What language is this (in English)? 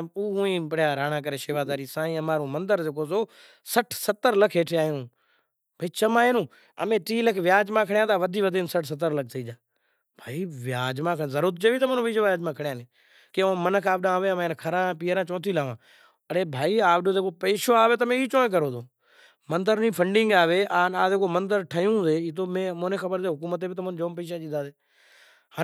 Kachi Koli